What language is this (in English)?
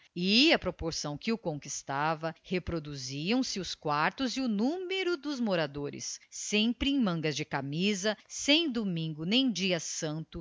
Portuguese